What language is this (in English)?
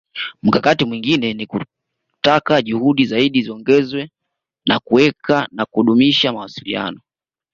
Swahili